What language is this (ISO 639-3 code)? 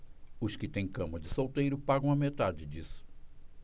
por